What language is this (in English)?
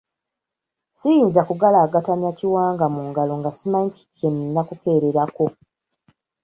Ganda